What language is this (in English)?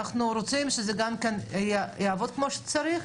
Hebrew